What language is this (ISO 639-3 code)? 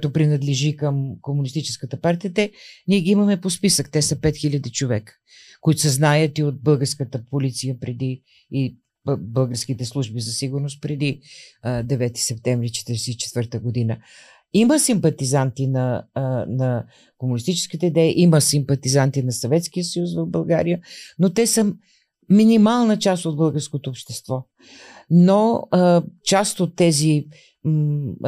bul